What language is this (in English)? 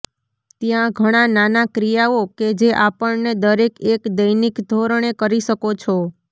Gujarati